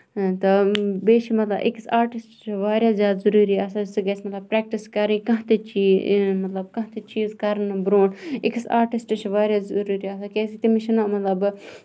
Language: Kashmiri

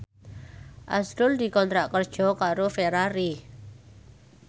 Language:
Javanese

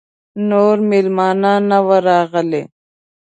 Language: Pashto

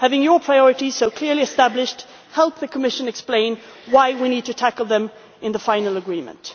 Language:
English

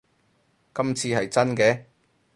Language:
Cantonese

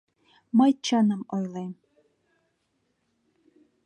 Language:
Mari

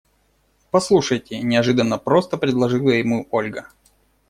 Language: Russian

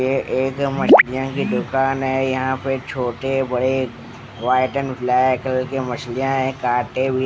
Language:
Hindi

